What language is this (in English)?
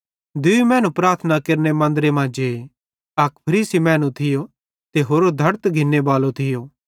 Bhadrawahi